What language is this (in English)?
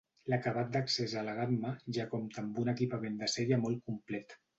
Catalan